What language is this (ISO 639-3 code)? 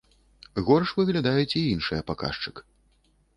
bel